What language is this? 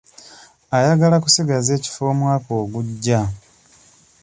Ganda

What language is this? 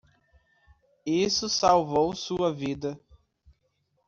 Portuguese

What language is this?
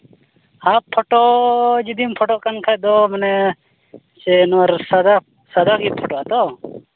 Santali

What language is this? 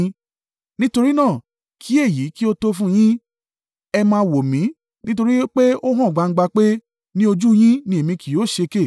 Yoruba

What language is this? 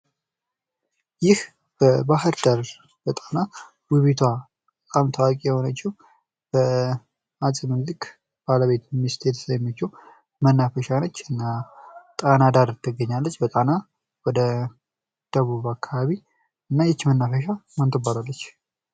Amharic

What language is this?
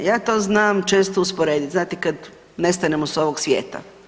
Croatian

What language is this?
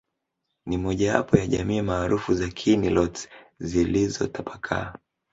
Swahili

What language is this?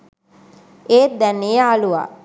Sinhala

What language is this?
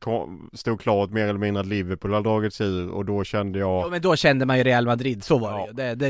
Swedish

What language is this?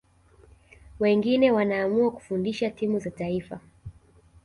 Swahili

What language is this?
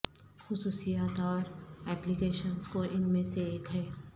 Urdu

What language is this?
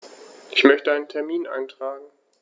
German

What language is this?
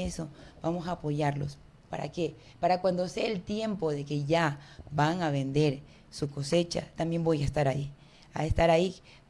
Spanish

